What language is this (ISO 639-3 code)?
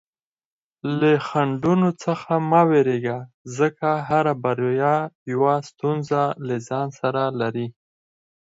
pus